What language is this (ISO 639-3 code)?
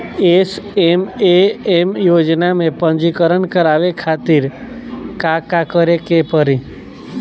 bho